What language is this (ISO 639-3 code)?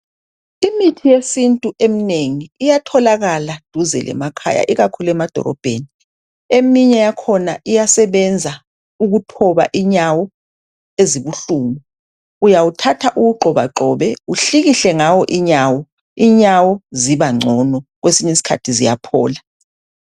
nde